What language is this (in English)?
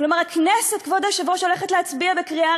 Hebrew